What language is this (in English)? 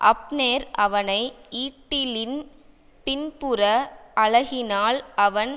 Tamil